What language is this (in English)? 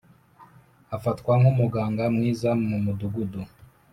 Kinyarwanda